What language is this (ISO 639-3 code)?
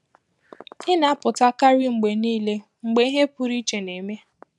ibo